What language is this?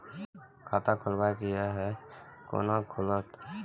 Maithili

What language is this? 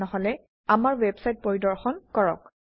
Assamese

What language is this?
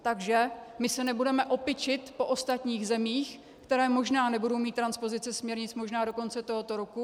Czech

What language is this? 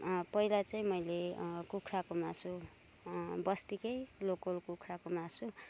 Nepali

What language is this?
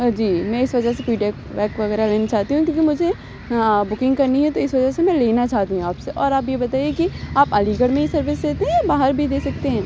Urdu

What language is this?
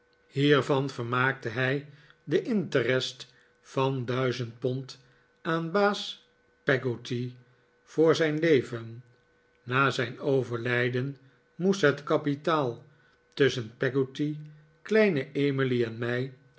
Dutch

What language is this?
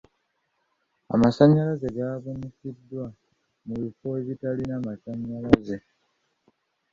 Ganda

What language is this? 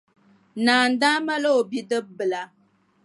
Dagbani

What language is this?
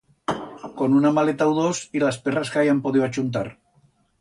Aragonese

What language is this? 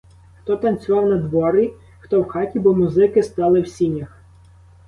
Ukrainian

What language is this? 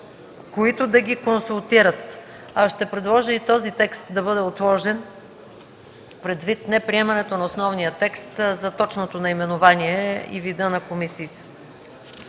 Bulgarian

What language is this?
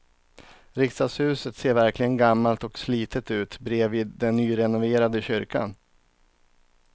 Swedish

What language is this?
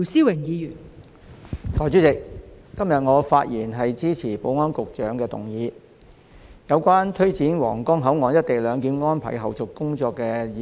Cantonese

